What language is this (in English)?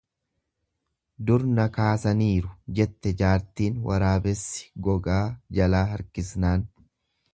Oromo